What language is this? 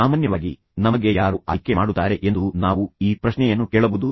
Kannada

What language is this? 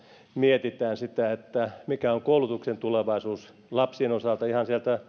Finnish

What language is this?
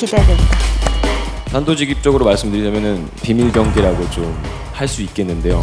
Korean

